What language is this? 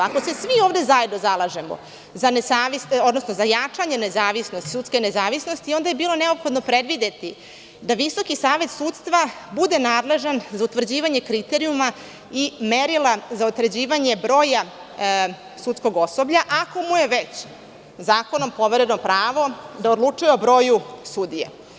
Serbian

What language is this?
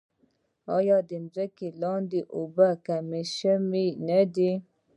Pashto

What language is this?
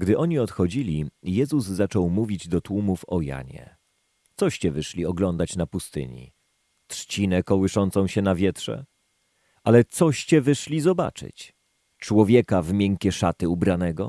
Polish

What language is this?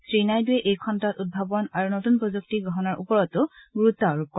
Assamese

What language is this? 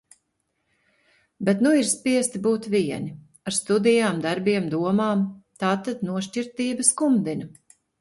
Latvian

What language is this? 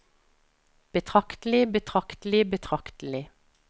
Norwegian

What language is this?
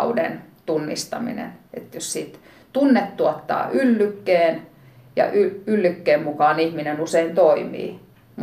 Finnish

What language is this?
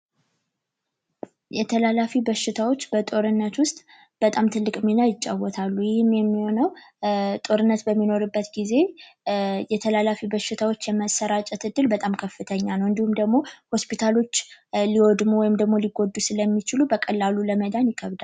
Amharic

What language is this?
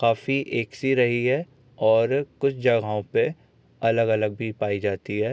Hindi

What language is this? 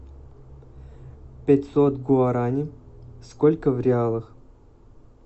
Russian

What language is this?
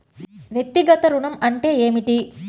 Telugu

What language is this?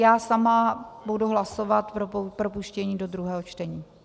Czech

